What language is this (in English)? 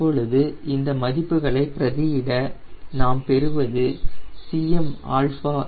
Tamil